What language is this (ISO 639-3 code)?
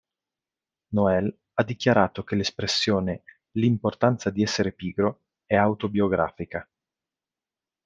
ita